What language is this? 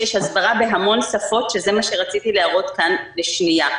Hebrew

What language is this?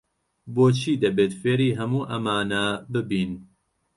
Central Kurdish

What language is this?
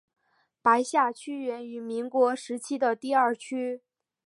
Chinese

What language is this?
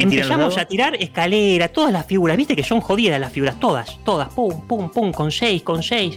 Spanish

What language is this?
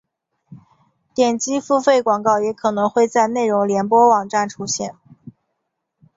Chinese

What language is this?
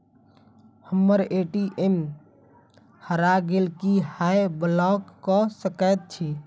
Maithili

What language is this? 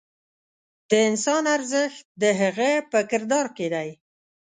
Pashto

